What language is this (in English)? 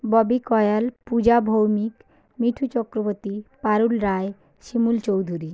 Bangla